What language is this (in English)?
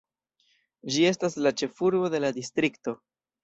Esperanto